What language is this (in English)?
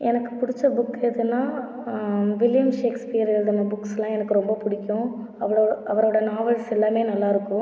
Tamil